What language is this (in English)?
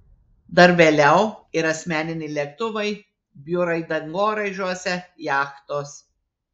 Lithuanian